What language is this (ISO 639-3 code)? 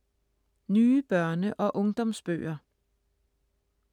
dan